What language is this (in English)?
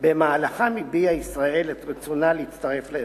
Hebrew